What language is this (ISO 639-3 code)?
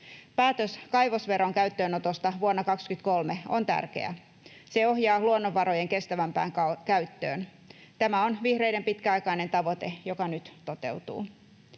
fin